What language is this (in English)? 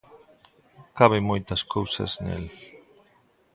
Galician